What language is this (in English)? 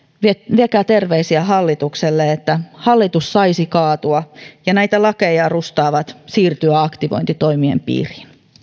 Finnish